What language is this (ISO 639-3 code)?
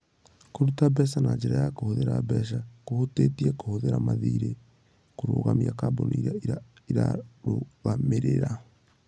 kik